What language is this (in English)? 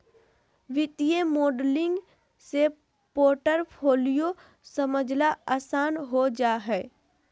Magahi